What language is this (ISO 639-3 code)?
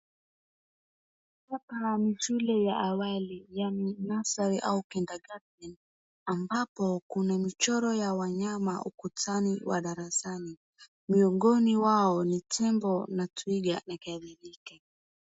swa